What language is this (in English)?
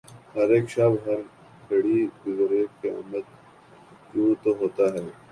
Urdu